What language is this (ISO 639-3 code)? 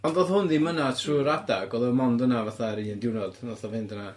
cym